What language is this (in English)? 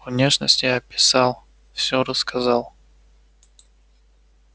Russian